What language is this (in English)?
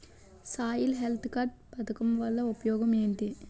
Telugu